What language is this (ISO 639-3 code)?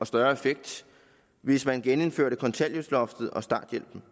dan